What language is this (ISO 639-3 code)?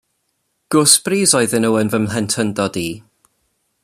cym